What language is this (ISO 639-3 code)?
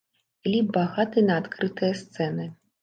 bel